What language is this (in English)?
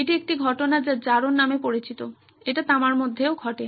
Bangla